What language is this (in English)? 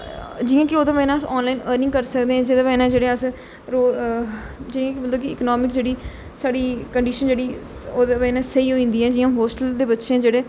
Dogri